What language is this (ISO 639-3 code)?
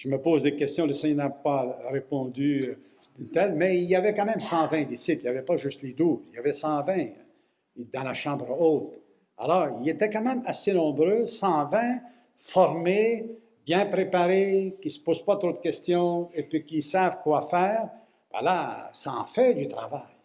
fra